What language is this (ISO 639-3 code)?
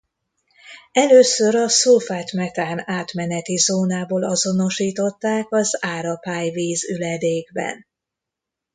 hun